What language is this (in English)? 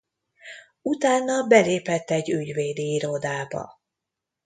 Hungarian